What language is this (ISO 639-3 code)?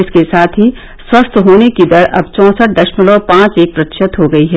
hin